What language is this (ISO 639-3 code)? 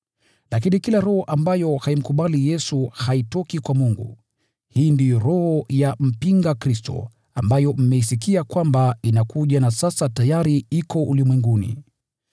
swa